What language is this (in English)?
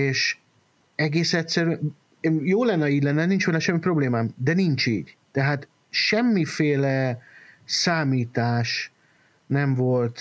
Hungarian